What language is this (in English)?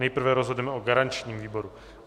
Czech